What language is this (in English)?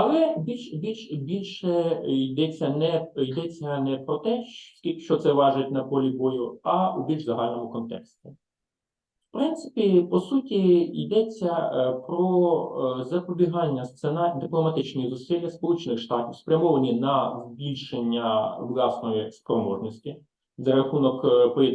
Ukrainian